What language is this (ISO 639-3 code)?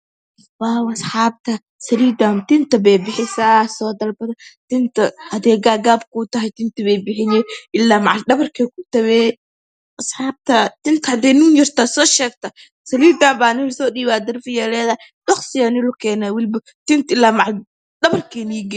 som